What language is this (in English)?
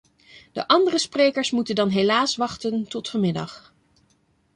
Dutch